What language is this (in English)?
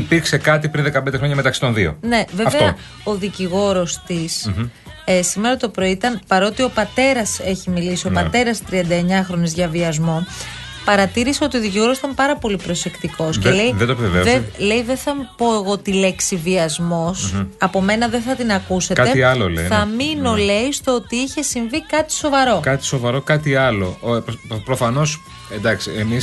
Greek